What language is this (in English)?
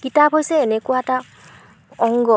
Assamese